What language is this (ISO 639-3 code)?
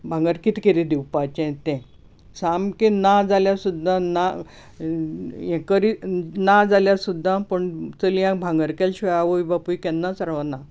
kok